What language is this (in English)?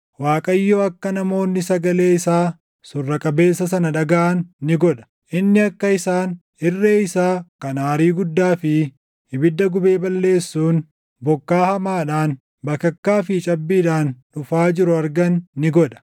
Oromo